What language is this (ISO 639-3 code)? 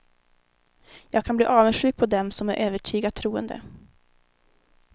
swe